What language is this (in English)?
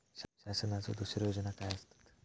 Marathi